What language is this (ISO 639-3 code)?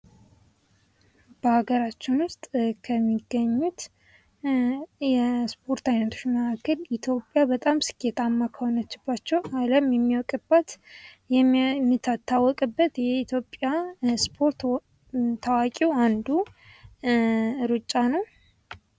amh